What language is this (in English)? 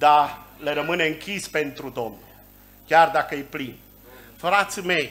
Romanian